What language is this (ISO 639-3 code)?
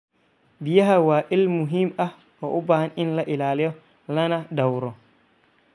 som